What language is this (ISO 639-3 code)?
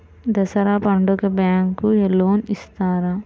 tel